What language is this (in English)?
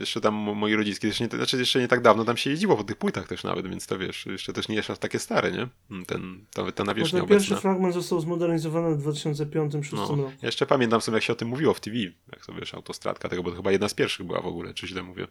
Polish